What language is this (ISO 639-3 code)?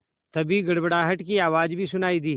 hin